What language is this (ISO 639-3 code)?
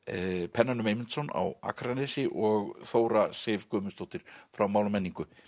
isl